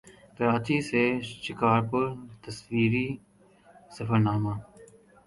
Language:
Urdu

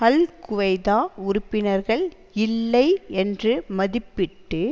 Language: Tamil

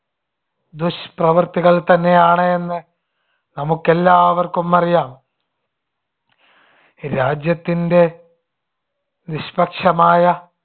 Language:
Malayalam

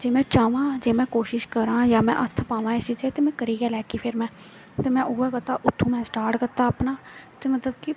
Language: Dogri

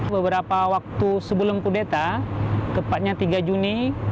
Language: Indonesian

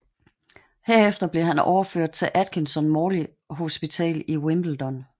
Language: Danish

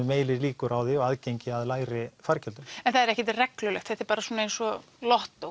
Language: Icelandic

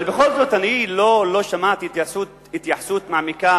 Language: Hebrew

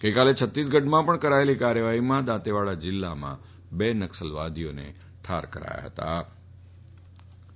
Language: Gujarati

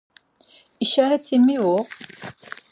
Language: Laz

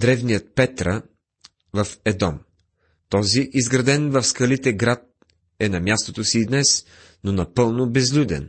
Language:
Bulgarian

